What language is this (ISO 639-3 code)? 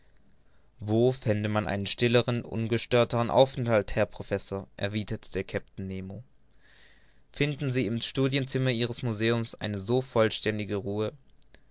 deu